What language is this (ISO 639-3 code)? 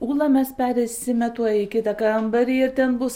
lit